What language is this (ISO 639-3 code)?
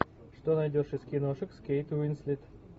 rus